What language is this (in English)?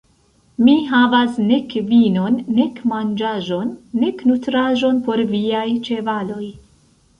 Esperanto